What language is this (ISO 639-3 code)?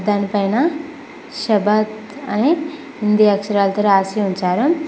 tel